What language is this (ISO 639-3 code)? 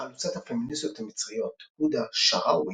heb